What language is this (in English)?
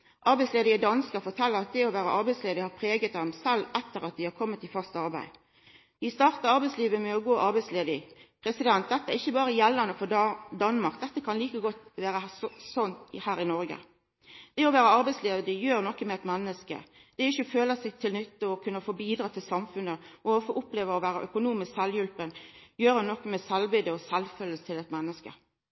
Norwegian Nynorsk